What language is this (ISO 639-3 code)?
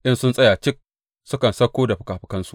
hau